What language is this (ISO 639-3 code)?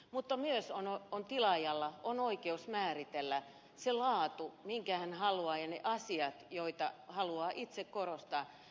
fin